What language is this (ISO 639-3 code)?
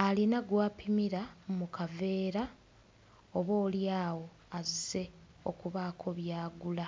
lug